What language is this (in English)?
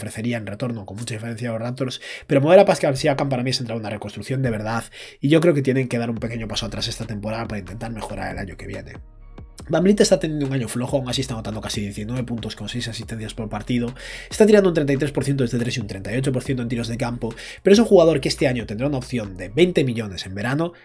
Spanish